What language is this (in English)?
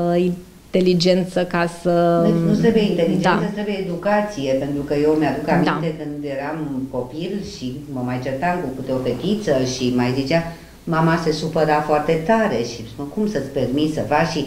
Romanian